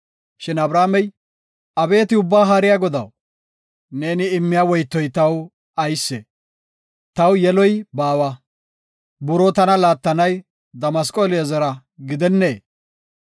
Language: Gofa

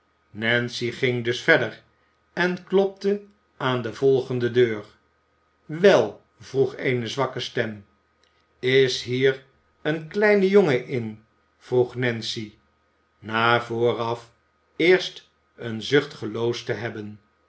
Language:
Dutch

